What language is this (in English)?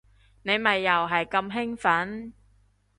Cantonese